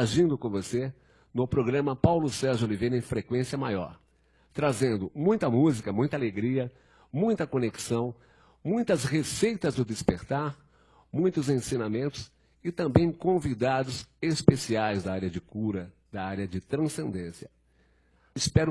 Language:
Portuguese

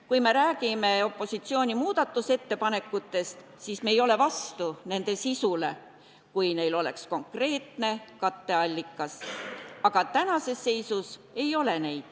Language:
Estonian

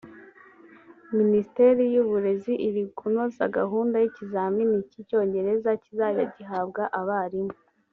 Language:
Kinyarwanda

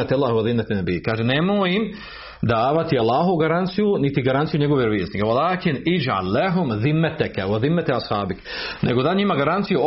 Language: Croatian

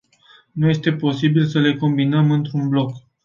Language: Romanian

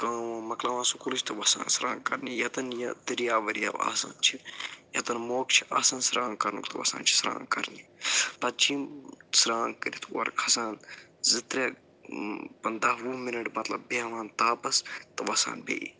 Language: Kashmiri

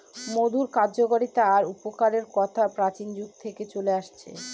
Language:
Bangla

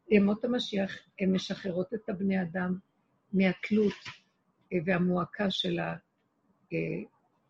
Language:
Hebrew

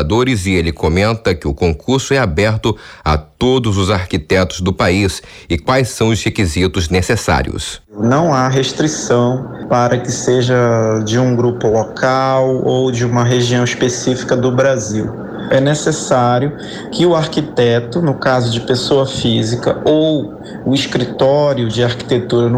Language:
Portuguese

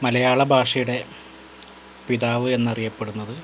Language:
Malayalam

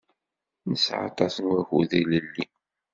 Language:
Kabyle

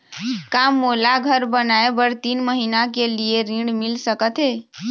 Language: Chhattisgarhi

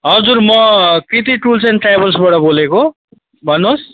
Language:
Nepali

